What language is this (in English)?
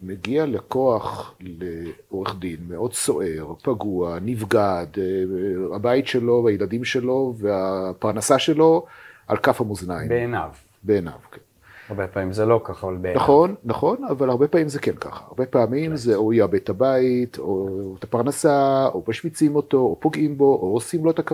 Hebrew